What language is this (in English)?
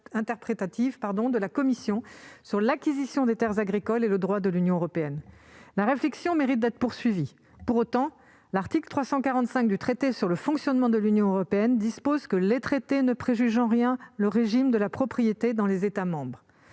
French